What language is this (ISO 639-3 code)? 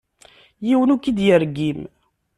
kab